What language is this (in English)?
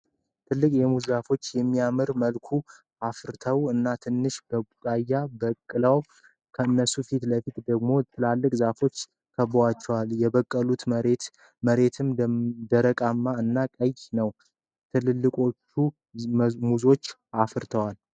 Amharic